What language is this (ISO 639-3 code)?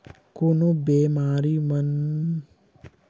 hne